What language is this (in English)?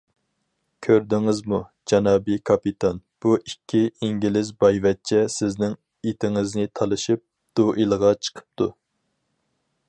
Uyghur